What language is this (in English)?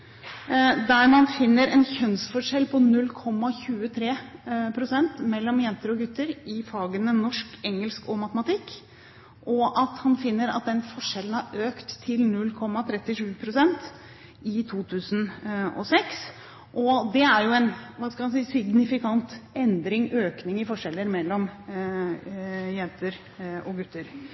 Norwegian Bokmål